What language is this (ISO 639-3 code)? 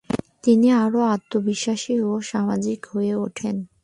ben